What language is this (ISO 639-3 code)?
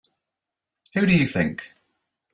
eng